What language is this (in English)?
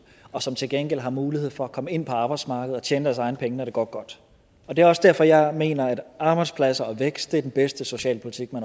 Danish